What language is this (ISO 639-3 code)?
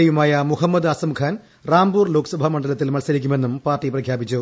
mal